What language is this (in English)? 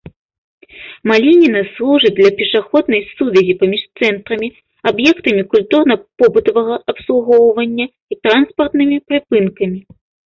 Belarusian